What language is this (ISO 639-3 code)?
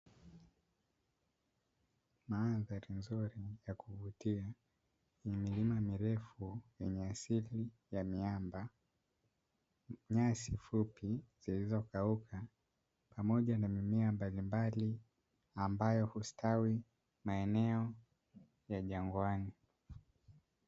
swa